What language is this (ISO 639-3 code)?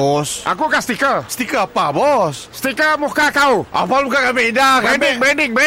msa